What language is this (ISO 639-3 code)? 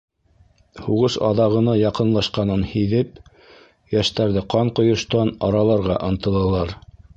bak